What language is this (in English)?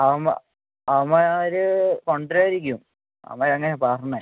Malayalam